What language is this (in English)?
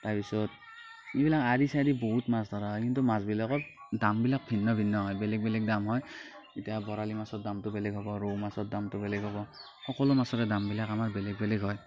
Assamese